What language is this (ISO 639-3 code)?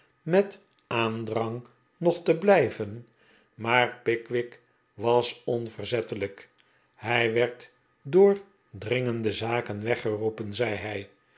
nld